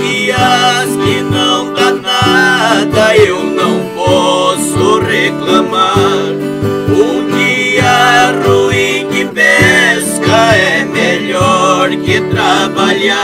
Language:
Russian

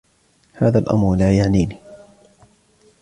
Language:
Arabic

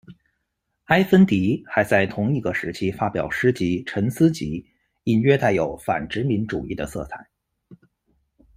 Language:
Chinese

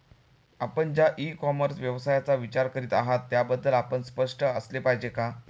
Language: Marathi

